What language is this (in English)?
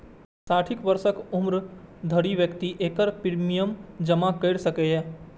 Maithili